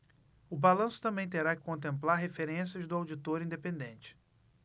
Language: Portuguese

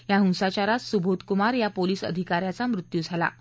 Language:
Marathi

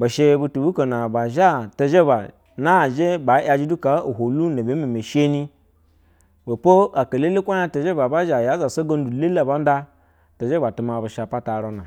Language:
Basa (Nigeria)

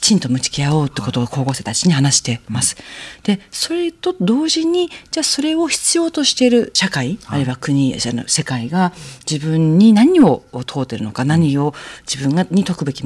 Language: Japanese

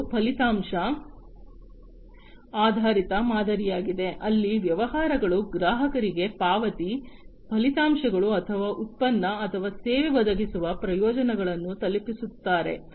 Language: Kannada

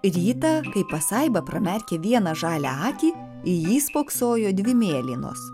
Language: Lithuanian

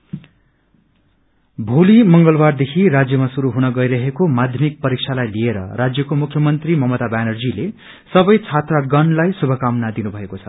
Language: Nepali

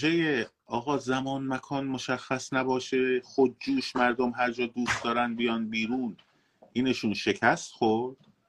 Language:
Persian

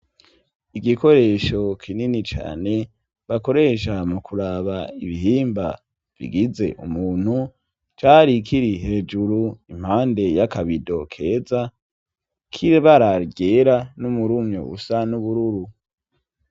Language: Rundi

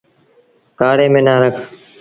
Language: Sindhi Bhil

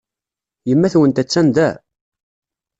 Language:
Kabyle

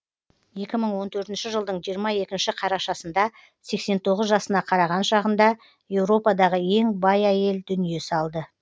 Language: Kazakh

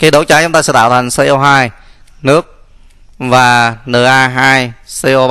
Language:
Vietnamese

